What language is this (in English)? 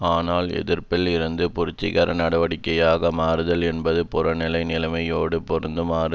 Tamil